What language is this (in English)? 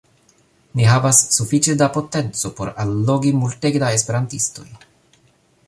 Esperanto